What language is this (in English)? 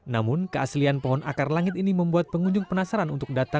Indonesian